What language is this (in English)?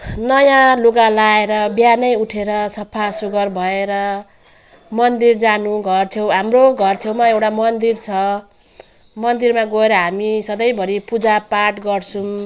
Nepali